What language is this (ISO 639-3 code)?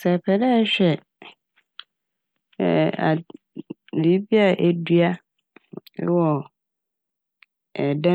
aka